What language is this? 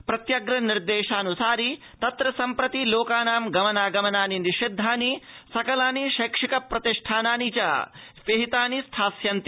Sanskrit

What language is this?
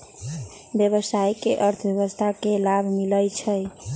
Magahi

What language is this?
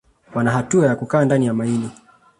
Swahili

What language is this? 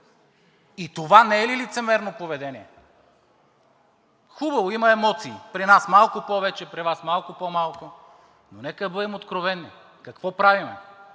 Bulgarian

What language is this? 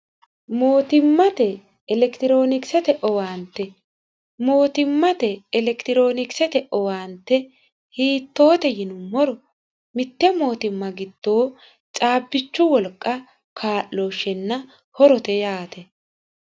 Sidamo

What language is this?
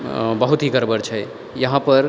Maithili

